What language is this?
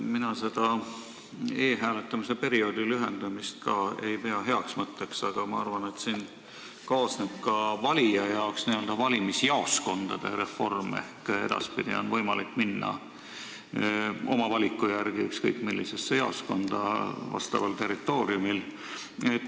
Estonian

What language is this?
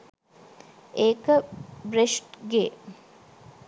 Sinhala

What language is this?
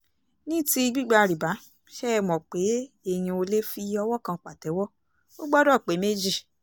Yoruba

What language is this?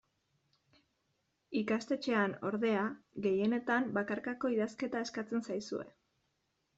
Basque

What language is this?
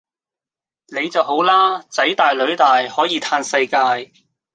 Cantonese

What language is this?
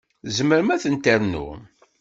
Kabyle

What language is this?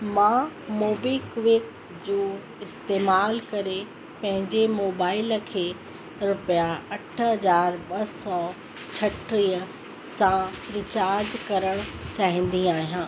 Sindhi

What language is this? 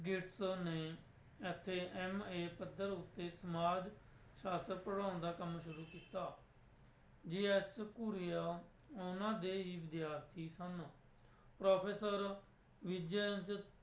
Punjabi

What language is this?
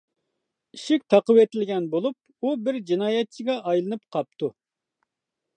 Uyghur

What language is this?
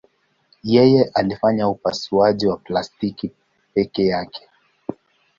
Swahili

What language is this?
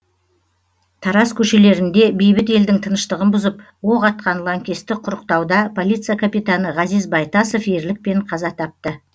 Kazakh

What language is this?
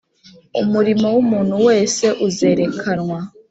Kinyarwanda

